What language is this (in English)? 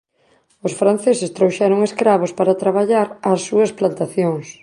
Galician